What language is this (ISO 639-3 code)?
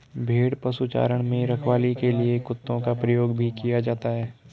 hin